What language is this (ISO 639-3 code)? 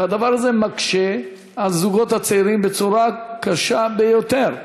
heb